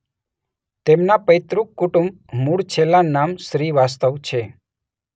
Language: Gujarati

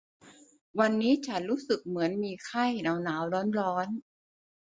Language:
Thai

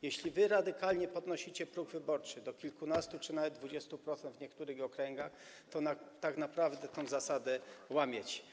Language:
Polish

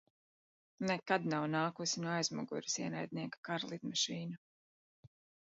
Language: Latvian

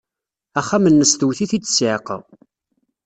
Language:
Kabyle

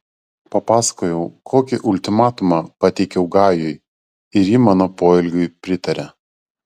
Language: Lithuanian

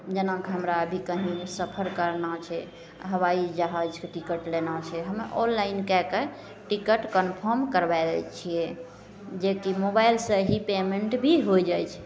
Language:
Maithili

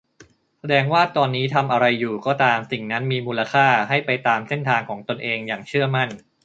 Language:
Thai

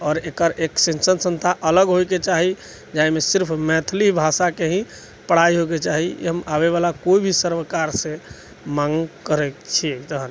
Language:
Maithili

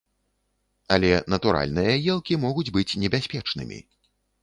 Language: Belarusian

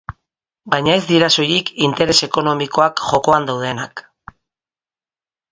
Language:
Basque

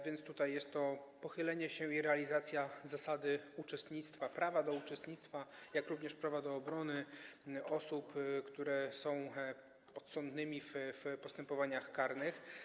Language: Polish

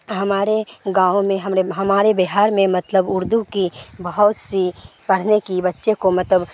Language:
Urdu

